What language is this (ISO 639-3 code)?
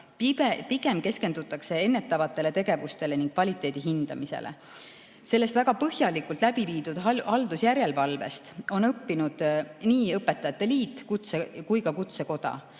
est